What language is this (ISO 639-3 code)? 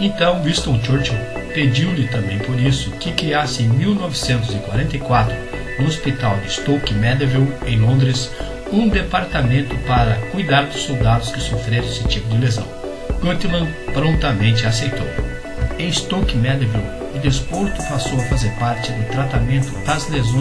por